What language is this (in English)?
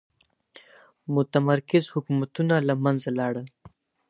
Pashto